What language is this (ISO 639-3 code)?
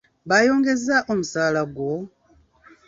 lug